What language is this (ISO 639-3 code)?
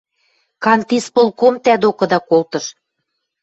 mrj